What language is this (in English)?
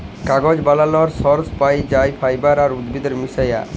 Bangla